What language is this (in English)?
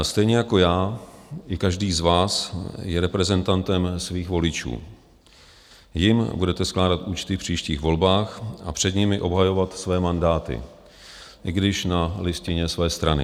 Czech